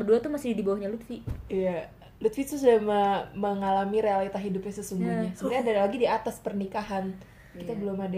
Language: Indonesian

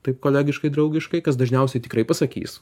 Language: Lithuanian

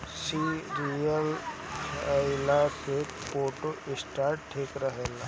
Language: Bhojpuri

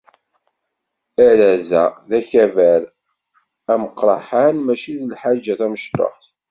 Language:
Kabyle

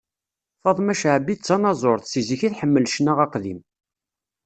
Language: Kabyle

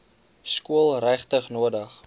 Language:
Afrikaans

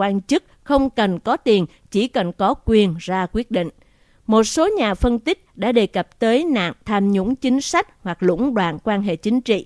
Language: Vietnamese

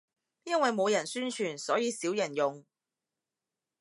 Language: Cantonese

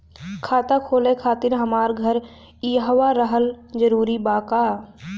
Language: Bhojpuri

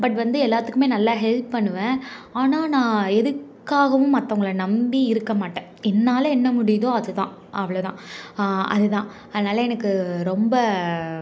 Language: Tamil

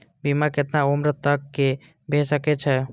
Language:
Maithili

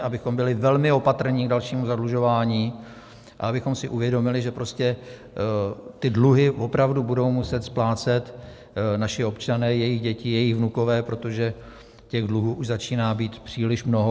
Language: Czech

